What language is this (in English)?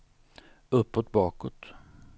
Swedish